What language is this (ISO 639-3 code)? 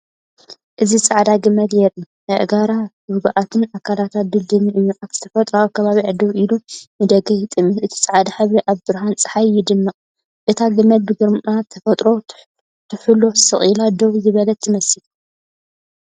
tir